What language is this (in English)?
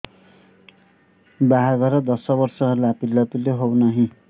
Odia